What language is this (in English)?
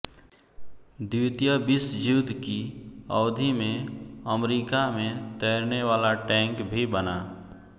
Hindi